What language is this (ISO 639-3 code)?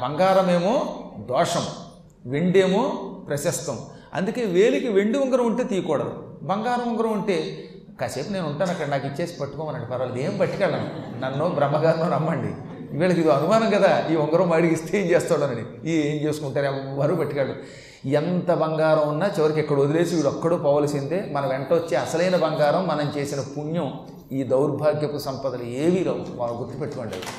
tel